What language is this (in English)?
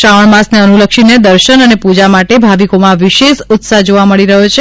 Gujarati